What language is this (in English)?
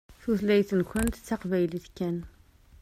Kabyle